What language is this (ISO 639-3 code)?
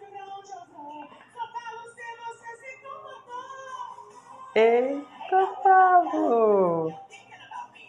por